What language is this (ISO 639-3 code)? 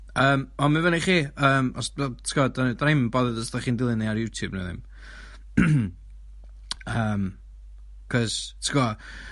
cym